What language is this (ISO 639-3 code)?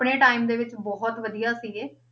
pan